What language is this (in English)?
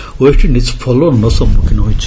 Odia